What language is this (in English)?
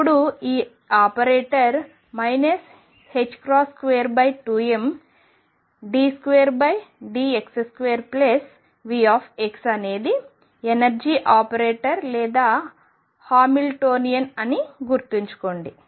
Telugu